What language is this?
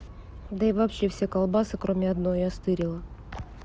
Russian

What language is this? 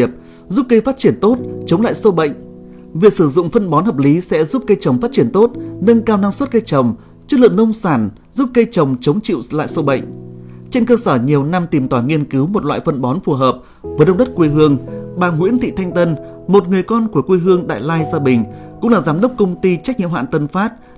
Vietnamese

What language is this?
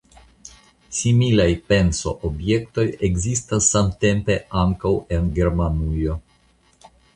Esperanto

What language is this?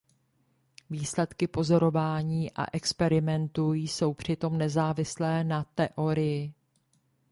Czech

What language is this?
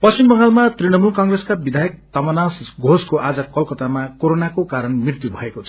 Nepali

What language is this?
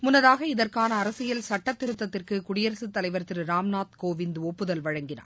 Tamil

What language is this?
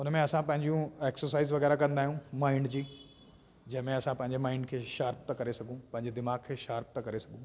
Sindhi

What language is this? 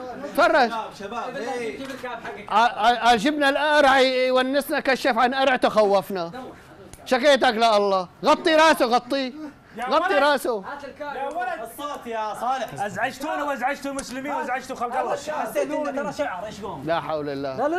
Arabic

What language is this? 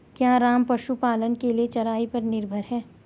Hindi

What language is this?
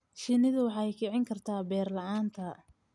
Somali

